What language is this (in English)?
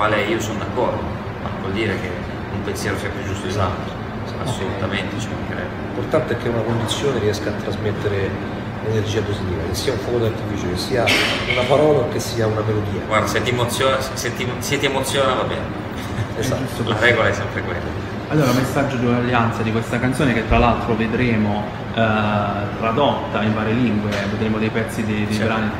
Italian